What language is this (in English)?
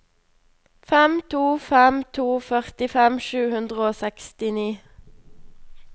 Norwegian